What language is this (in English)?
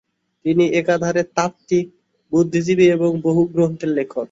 Bangla